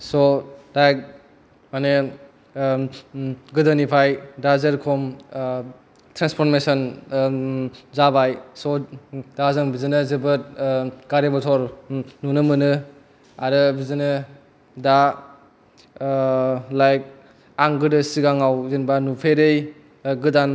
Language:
Bodo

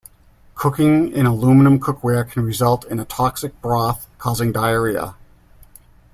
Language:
English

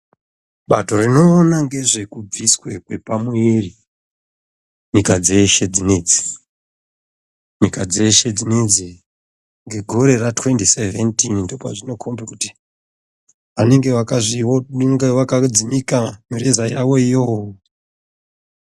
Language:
Ndau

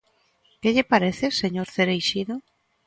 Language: Galician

